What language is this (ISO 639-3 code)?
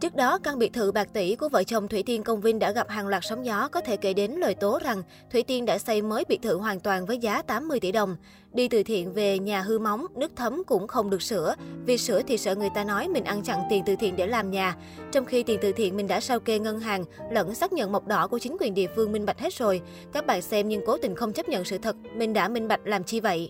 vie